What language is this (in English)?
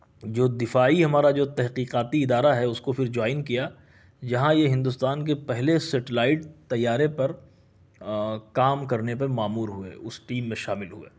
Urdu